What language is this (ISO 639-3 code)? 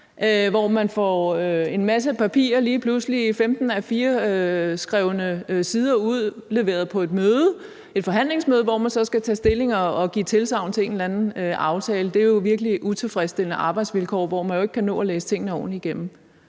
dan